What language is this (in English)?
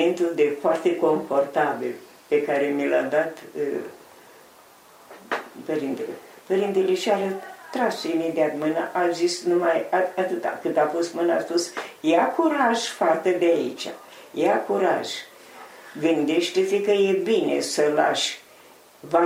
Romanian